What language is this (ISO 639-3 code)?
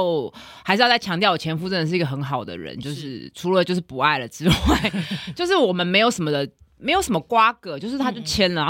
zho